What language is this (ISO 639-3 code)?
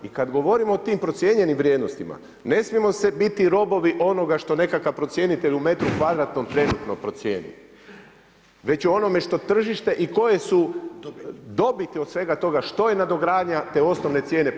hrv